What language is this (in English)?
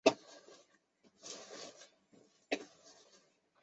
Chinese